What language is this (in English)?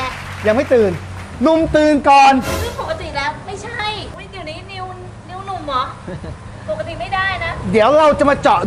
Thai